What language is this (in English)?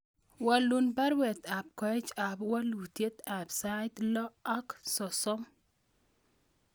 Kalenjin